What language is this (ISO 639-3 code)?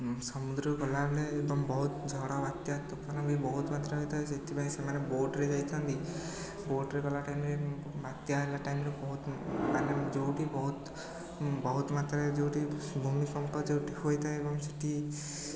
ori